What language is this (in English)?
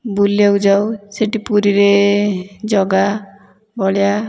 Odia